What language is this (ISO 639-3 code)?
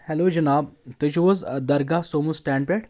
kas